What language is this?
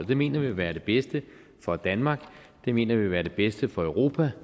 Danish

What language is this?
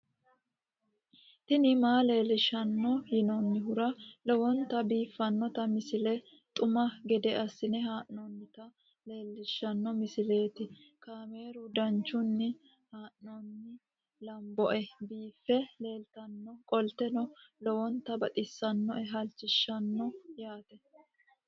Sidamo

